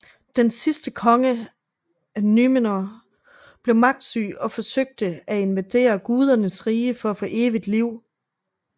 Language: Danish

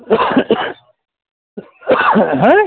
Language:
Kashmiri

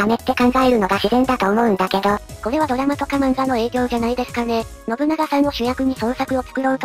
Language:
Japanese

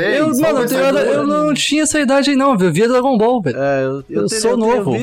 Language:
Portuguese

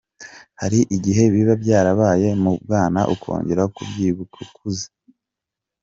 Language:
Kinyarwanda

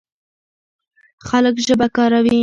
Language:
Pashto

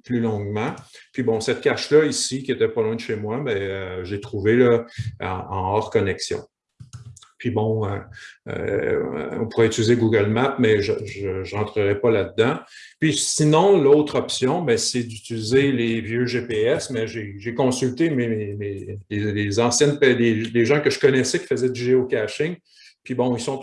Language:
French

